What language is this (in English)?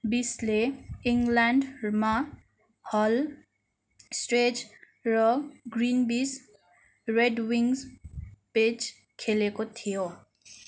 Nepali